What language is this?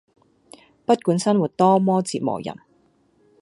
Cantonese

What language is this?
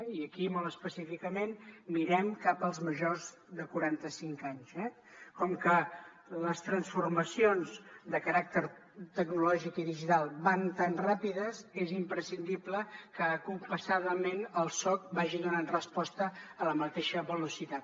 Catalan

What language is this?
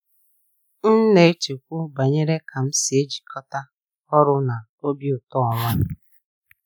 Igbo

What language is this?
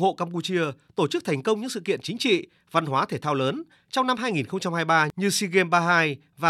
Vietnamese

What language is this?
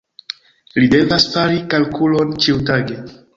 Esperanto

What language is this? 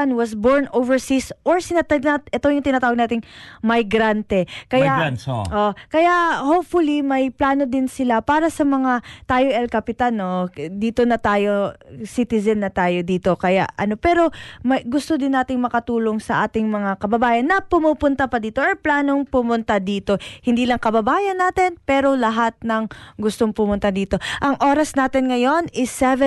Filipino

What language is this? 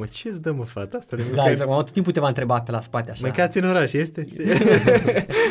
Romanian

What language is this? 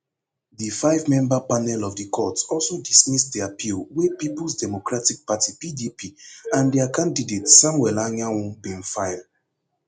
Nigerian Pidgin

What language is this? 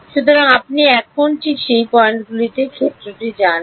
Bangla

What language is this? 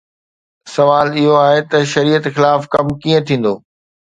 Sindhi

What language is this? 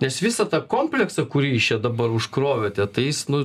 Lithuanian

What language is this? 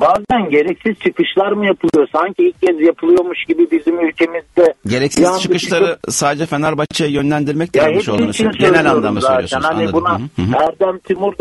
Turkish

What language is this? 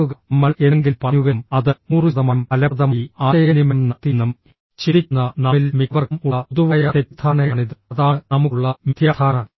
Malayalam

